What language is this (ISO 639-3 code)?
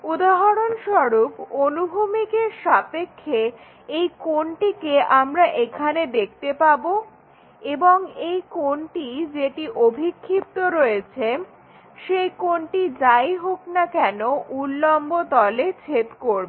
ben